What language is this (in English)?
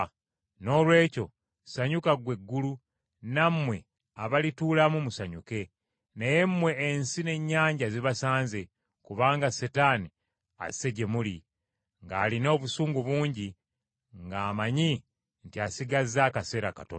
Ganda